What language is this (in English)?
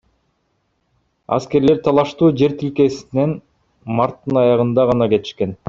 Kyrgyz